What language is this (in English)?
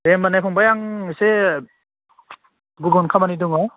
Bodo